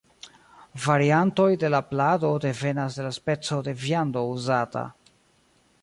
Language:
Esperanto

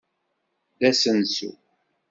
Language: Kabyle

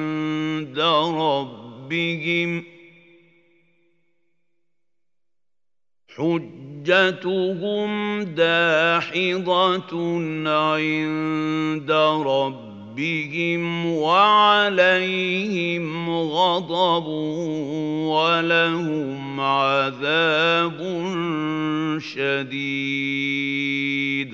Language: Arabic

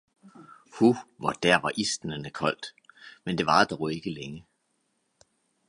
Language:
Danish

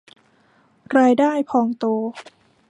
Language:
Thai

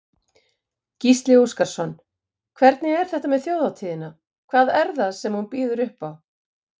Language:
Icelandic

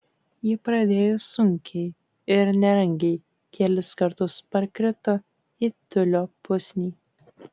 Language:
Lithuanian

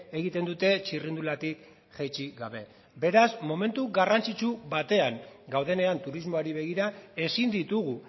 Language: Basque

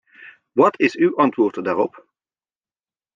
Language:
Dutch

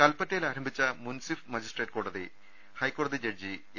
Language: Malayalam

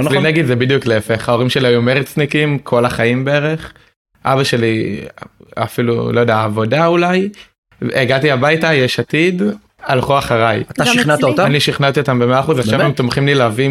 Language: Hebrew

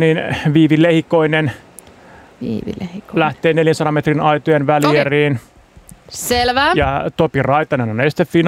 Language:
Finnish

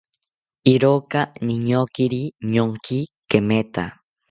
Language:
South Ucayali Ashéninka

